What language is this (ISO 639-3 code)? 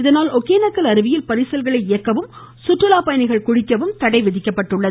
tam